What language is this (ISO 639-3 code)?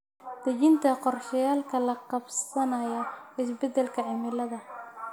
som